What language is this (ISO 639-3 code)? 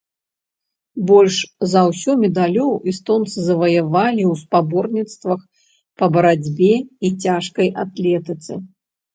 bel